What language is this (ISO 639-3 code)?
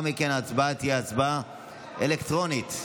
heb